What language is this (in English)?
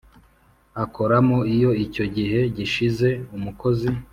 Kinyarwanda